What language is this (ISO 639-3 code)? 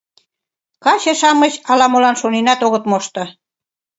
chm